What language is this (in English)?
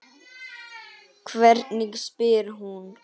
Icelandic